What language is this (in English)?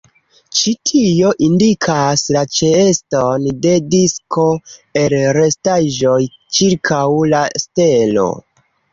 Esperanto